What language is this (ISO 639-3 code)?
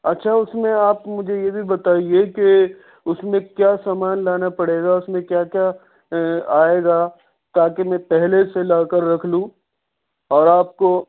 urd